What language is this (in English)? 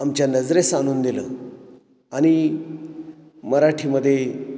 Marathi